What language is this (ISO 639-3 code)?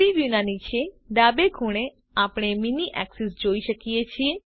guj